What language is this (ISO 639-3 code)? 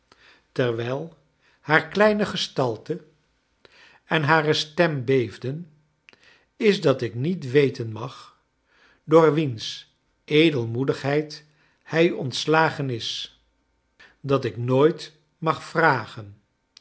nld